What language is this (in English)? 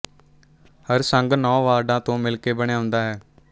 Punjabi